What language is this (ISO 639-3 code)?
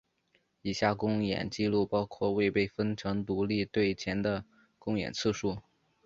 zho